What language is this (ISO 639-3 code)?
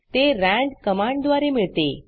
mar